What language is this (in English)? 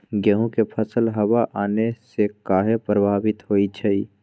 Magahi